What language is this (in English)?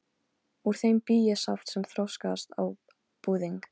Icelandic